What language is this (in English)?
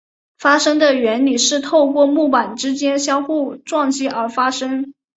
Chinese